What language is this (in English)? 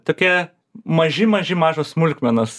Lithuanian